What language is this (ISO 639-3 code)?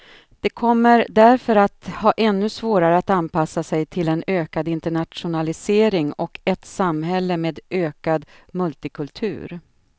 swe